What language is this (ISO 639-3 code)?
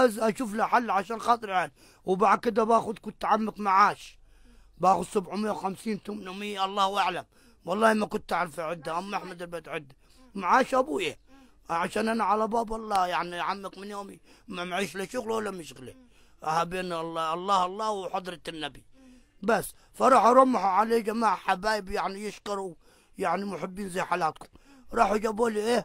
ara